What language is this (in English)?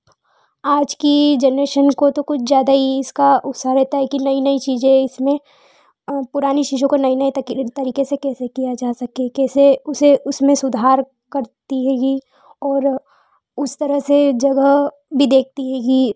Hindi